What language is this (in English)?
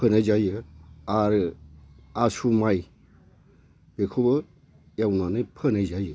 Bodo